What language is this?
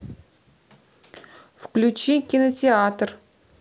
Russian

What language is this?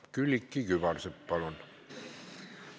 Estonian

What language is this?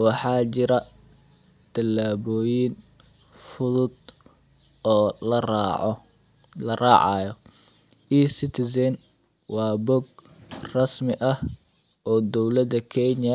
Somali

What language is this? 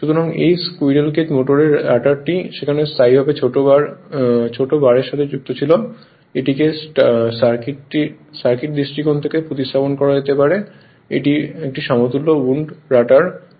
Bangla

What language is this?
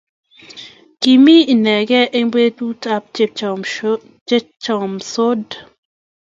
Kalenjin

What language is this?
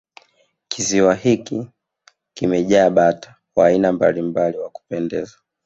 Swahili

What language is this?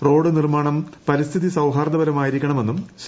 Malayalam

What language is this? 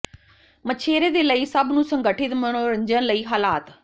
Punjabi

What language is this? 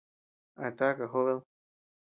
Tepeuxila Cuicatec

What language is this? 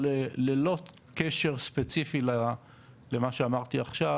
Hebrew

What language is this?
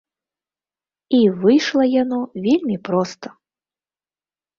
Belarusian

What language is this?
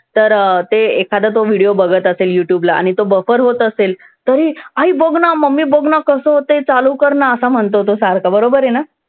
Marathi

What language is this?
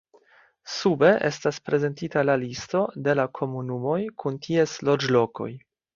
Esperanto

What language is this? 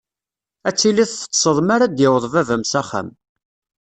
Kabyle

